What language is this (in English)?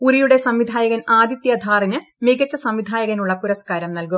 Malayalam